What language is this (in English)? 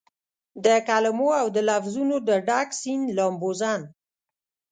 Pashto